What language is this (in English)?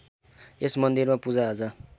Nepali